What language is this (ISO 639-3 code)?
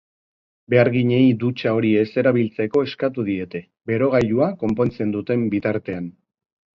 eus